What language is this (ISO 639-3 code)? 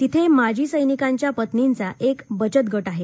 mar